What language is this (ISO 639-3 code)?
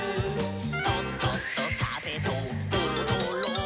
jpn